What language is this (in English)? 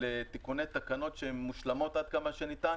Hebrew